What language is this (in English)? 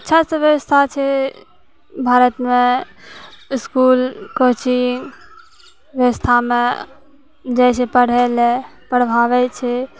Maithili